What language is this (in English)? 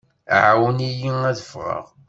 Kabyle